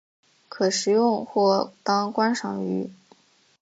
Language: Chinese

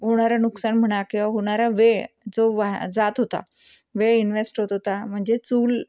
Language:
Marathi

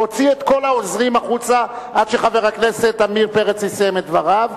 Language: Hebrew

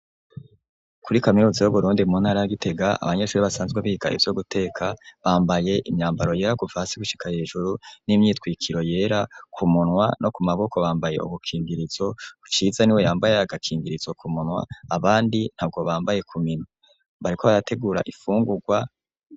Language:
Rundi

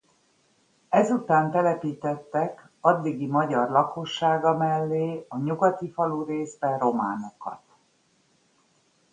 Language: Hungarian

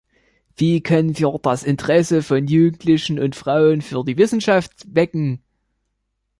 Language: German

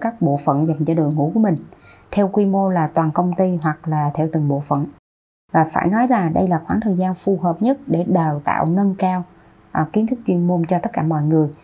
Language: Vietnamese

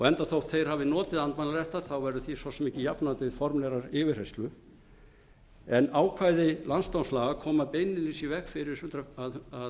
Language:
Icelandic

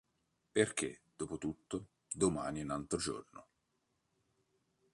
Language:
Italian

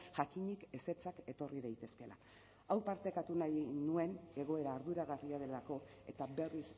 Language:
Basque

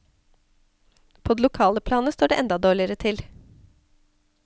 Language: Norwegian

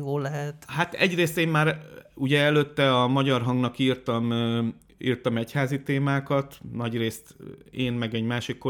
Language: Hungarian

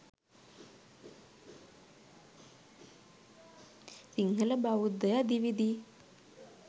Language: Sinhala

